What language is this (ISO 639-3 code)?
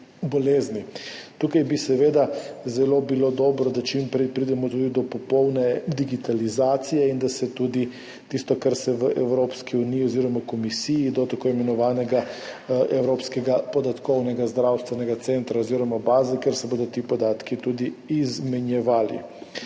slv